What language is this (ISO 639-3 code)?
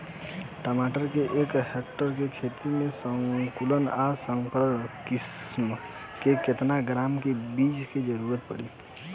bho